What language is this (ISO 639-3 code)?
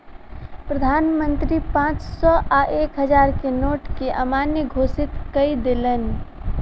mai